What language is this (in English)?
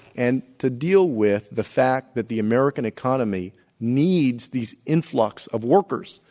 English